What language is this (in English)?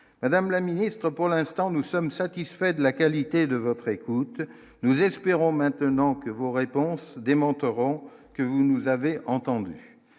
French